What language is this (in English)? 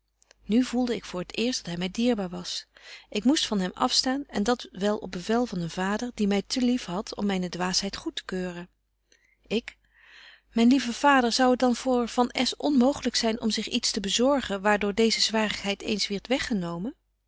Dutch